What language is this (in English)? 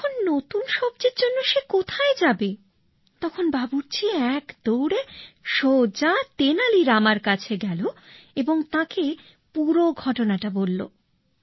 Bangla